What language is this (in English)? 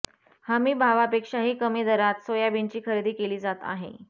Marathi